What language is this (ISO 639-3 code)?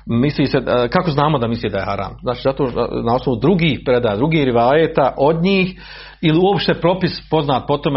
hrv